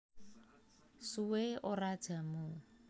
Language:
Javanese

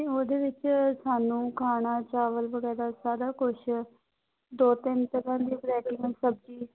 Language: Punjabi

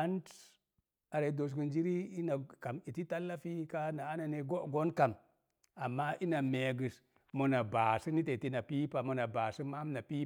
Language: Mom Jango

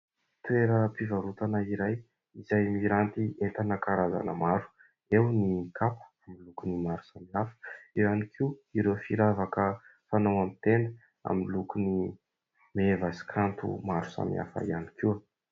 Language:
Malagasy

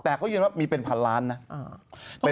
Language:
Thai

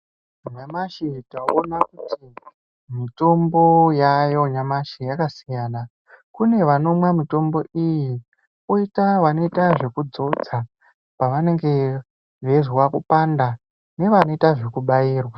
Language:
Ndau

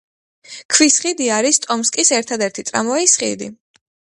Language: Georgian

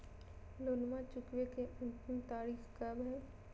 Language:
Magahi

